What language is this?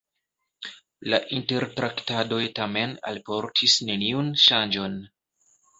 Esperanto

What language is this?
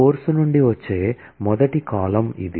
Telugu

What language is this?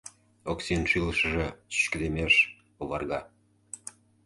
Mari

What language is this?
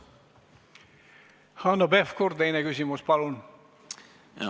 Estonian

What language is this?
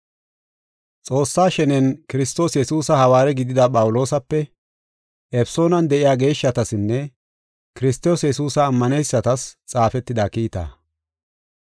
Gofa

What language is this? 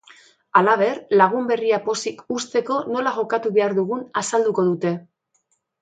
Basque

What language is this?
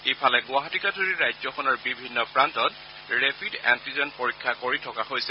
Assamese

